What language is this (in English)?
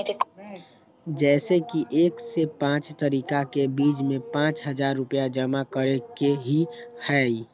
Magahi